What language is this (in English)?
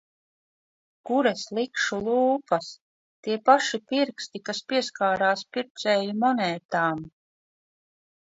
Latvian